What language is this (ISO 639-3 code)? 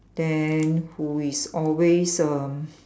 eng